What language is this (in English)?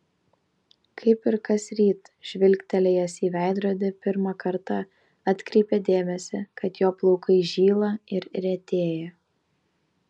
Lithuanian